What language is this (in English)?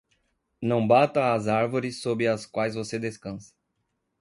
Portuguese